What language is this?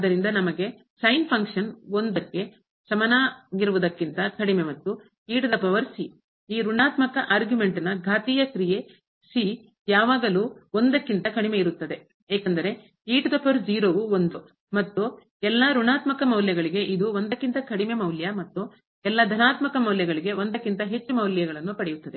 Kannada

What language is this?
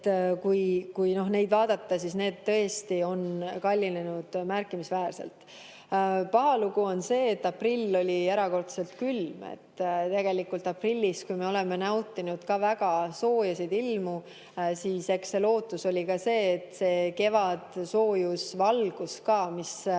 Estonian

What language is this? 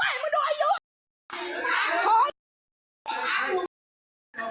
Thai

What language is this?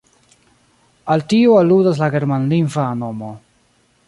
Esperanto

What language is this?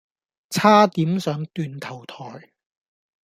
Cantonese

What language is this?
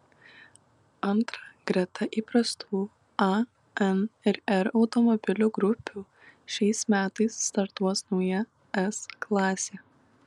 Lithuanian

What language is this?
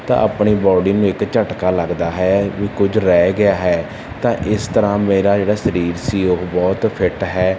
Punjabi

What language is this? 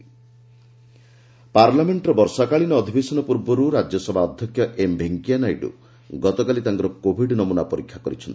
Odia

